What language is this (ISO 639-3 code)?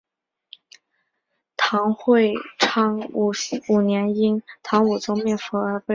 zho